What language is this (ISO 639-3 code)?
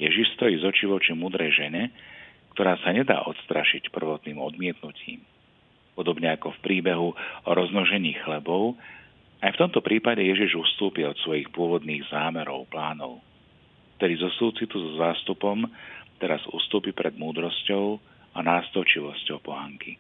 slk